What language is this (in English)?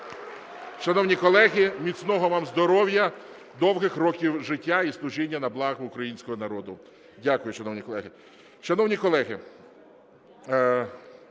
Ukrainian